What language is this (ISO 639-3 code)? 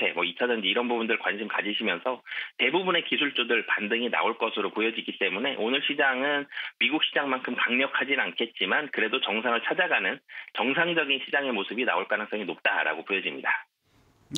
kor